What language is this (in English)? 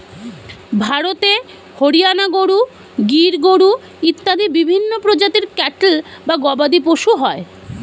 Bangla